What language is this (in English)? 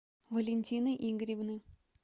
Russian